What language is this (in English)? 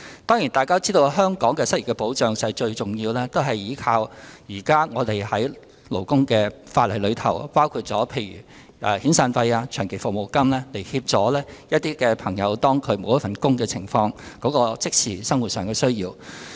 Cantonese